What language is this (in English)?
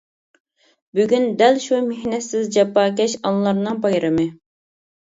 Uyghur